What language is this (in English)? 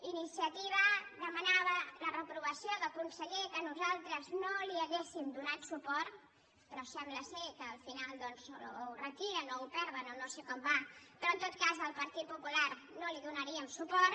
Catalan